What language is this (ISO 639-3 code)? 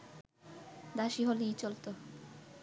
ben